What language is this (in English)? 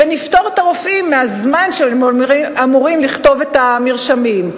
Hebrew